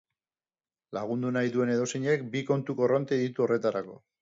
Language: Basque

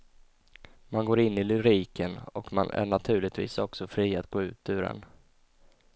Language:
Swedish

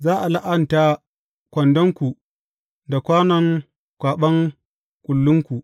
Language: Hausa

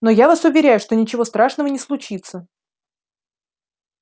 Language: Russian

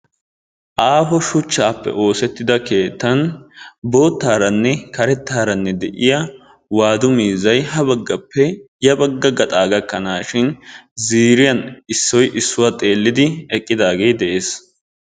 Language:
Wolaytta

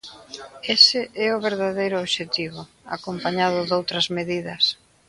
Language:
Galician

